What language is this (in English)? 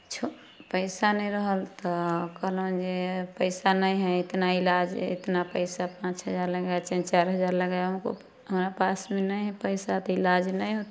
Maithili